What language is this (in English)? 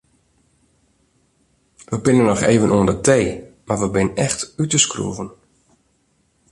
Western Frisian